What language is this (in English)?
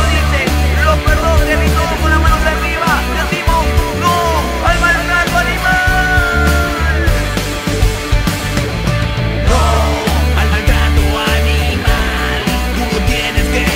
Spanish